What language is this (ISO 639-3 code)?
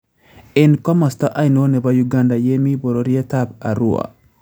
kln